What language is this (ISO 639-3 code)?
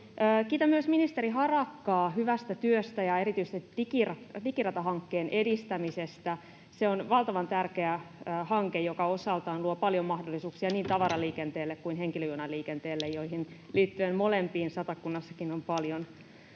fin